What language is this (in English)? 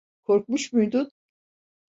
Turkish